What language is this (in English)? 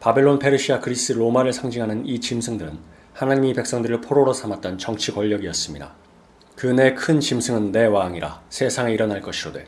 Korean